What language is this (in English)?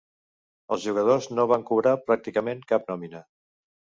Catalan